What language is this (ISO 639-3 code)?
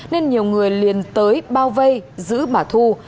vie